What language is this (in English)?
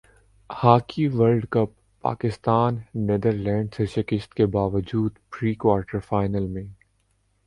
Urdu